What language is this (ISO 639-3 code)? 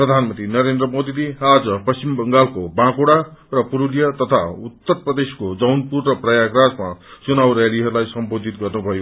nep